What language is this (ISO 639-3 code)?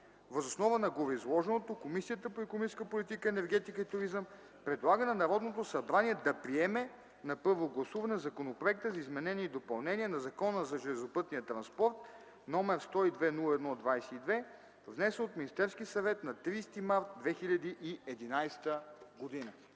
bul